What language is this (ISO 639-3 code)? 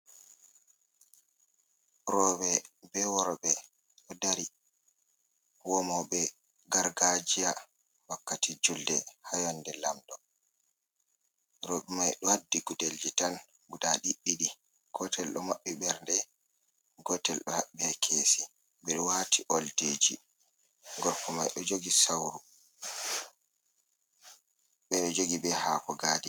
ful